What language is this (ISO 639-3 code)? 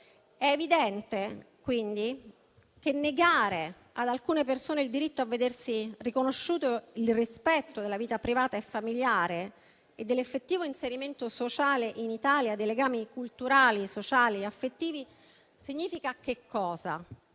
ita